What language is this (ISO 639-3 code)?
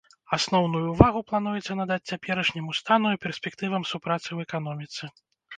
bel